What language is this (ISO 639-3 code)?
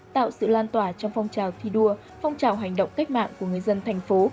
vie